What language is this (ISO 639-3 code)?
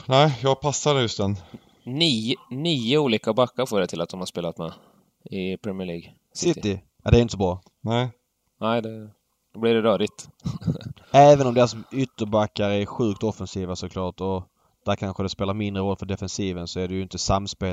swe